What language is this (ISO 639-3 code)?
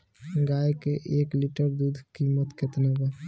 bho